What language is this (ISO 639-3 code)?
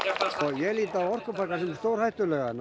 isl